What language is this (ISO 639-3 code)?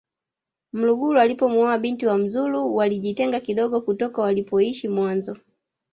swa